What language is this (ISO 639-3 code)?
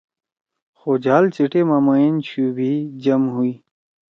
trw